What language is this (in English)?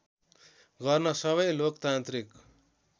Nepali